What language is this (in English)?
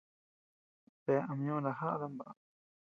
Tepeuxila Cuicatec